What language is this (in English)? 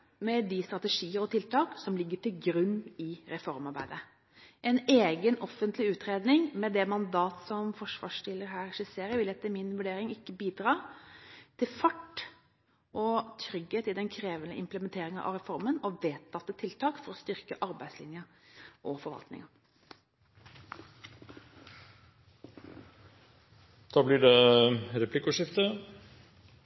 Norwegian Bokmål